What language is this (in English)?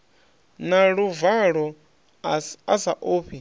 Venda